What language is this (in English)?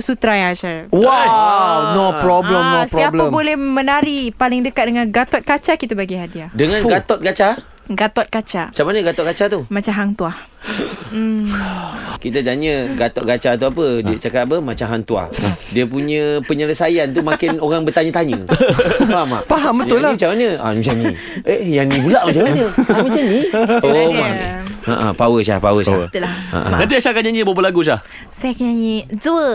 Malay